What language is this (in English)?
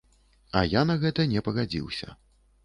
Belarusian